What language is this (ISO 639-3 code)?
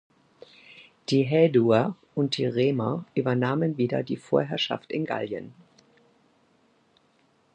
deu